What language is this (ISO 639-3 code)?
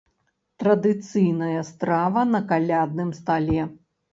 bel